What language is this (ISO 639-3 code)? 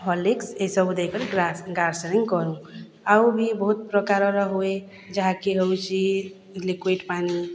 ori